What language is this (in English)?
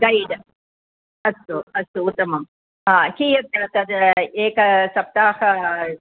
Sanskrit